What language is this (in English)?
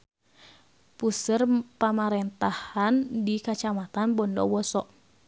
Sundanese